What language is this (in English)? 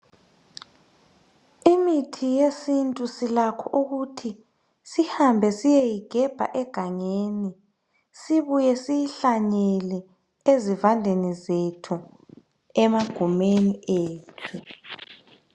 North Ndebele